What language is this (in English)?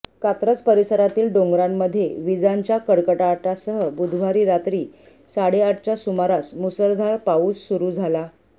Marathi